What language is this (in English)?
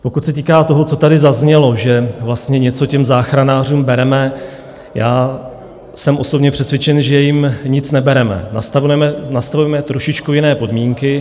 Czech